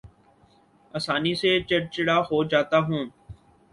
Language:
Urdu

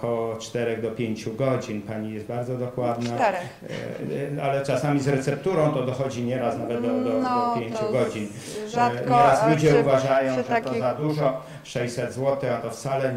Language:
Polish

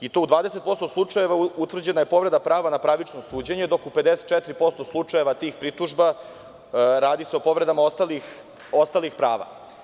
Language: Serbian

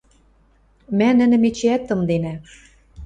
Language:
Western Mari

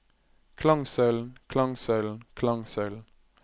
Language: Norwegian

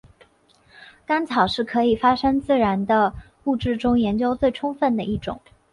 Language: Chinese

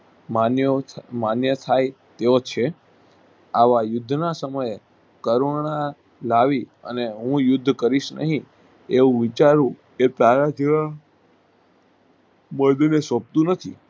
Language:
Gujarati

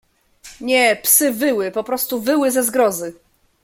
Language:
Polish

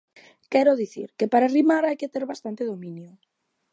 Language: Galician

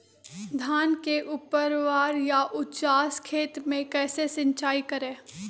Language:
Magahi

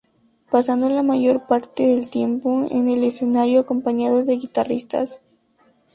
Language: Spanish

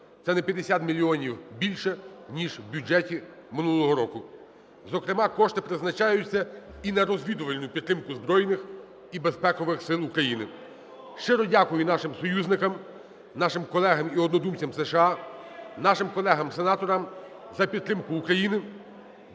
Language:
Ukrainian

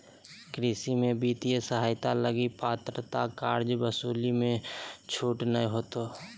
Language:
Magahi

